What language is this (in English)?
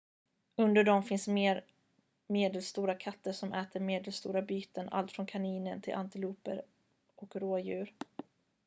Swedish